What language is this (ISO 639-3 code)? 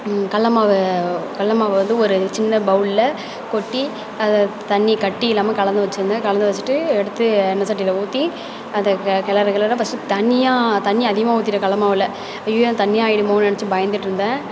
tam